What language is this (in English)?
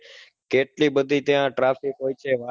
Gujarati